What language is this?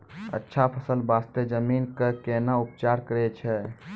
Maithili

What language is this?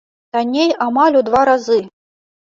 Belarusian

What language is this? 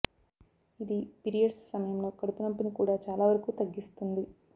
Telugu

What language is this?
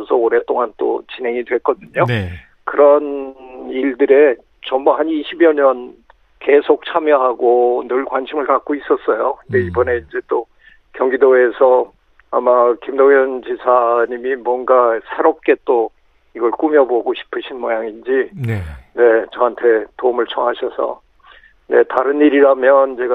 Korean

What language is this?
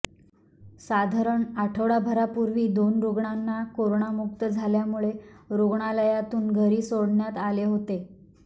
Marathi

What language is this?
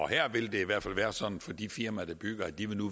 Danish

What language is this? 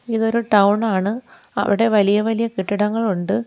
Malayalam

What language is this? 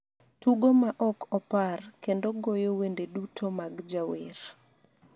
Luo (Kenya and Tanzania)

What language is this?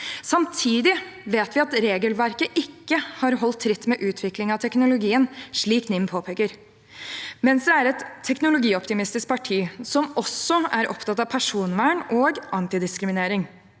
Norwegian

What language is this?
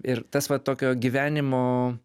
Lithuanian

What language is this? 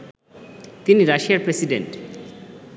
Bangla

